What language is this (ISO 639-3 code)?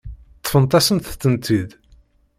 kab